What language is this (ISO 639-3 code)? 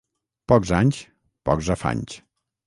cat